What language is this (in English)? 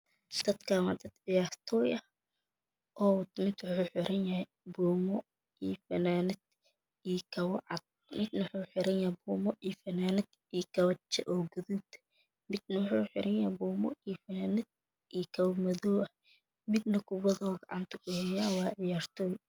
Somali